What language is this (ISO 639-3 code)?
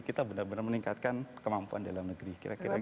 ind